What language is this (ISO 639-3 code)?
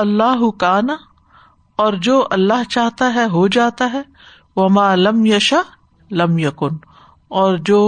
urd